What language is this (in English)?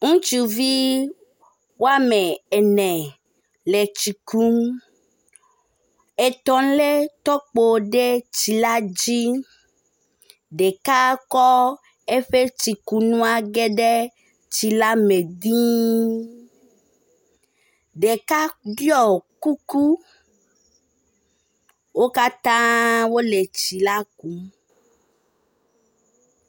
Ewe